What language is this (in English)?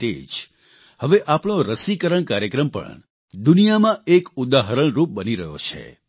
Gujarati